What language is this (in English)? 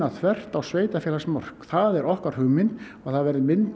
Icelandic